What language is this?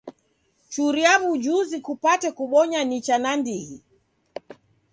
Taita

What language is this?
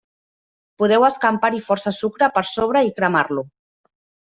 Catalan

